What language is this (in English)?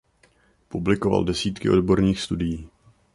Czech